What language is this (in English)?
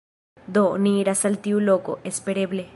Esperanto